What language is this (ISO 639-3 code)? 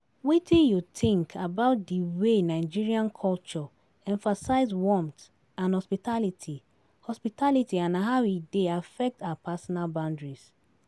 pcm